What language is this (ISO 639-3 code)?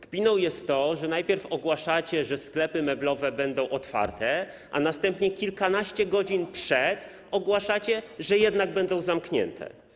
pol